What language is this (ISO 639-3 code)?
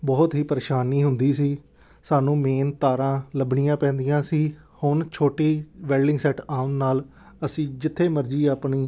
pan